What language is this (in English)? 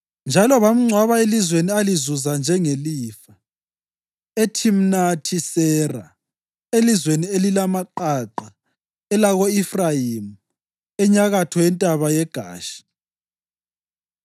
North Ndebele